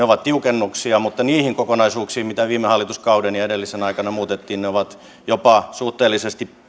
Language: Finnish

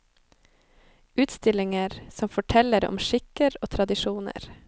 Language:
Norwegian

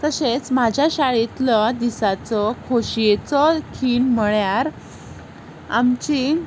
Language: Konkani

